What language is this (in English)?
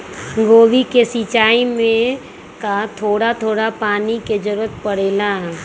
Magahi